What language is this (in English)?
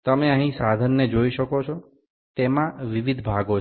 Bangla